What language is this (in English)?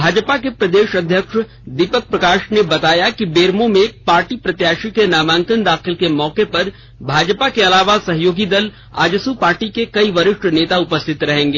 Hindi